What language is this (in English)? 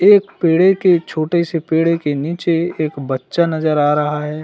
Hindi